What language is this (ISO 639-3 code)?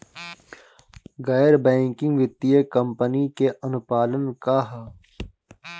bho